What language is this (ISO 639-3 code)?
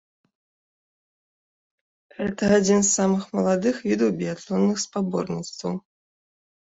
bel